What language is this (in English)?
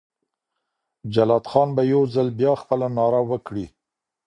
Pashto